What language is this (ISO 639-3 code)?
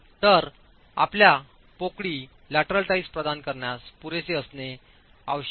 mar